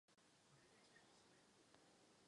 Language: Czech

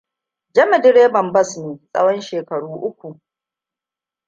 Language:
Hausa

